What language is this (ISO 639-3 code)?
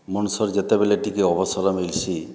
ori